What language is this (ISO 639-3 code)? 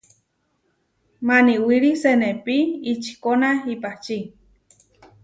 var